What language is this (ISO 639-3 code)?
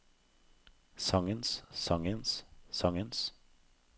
nor